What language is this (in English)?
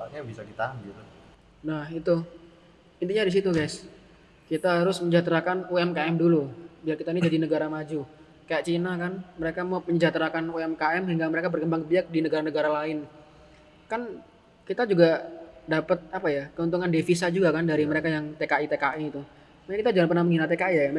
Indonesian